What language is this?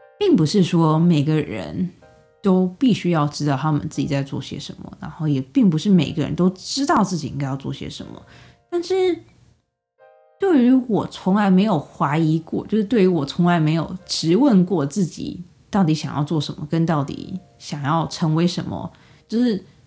Chinese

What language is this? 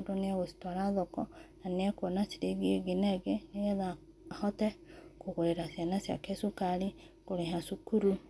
Kikuyu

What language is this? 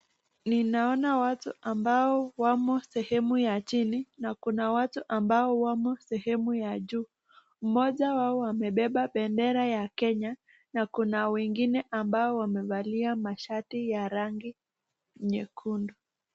Swahili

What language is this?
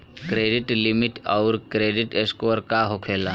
Bhojpuri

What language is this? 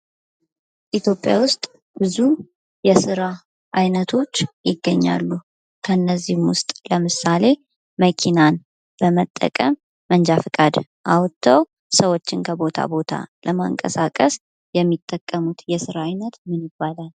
Amharic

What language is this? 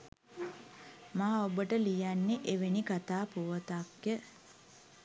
Sinhala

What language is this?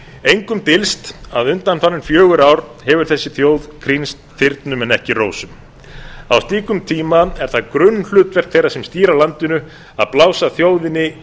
Icelandic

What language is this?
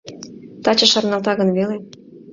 Mari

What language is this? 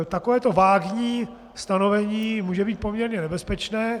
Czech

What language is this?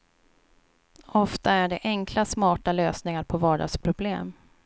Swedish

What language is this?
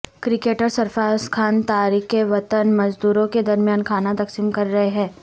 Urdu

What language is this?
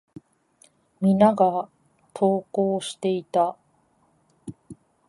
Japanese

